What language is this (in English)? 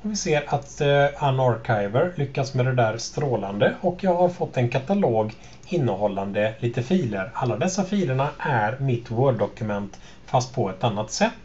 Swedish